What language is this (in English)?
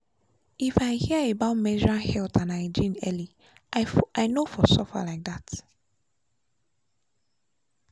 Nigerian Pidgin